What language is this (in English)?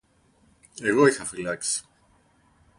Greek